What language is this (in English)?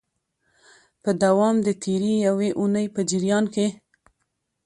Pashto